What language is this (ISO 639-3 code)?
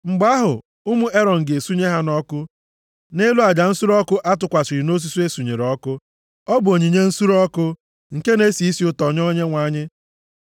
ibo